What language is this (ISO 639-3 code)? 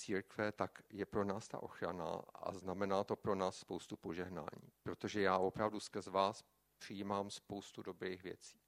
ces